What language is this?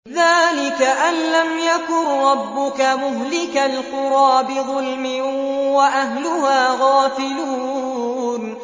Arabic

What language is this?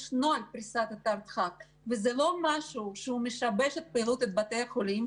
Hebrew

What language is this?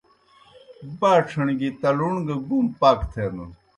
Kohistani Shina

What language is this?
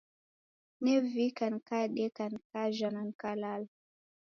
Taita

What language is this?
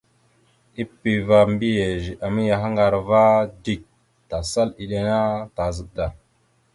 Mada (Cameroon)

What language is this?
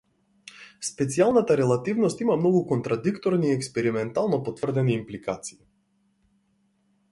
Macedonian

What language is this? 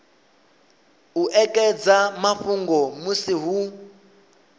Venda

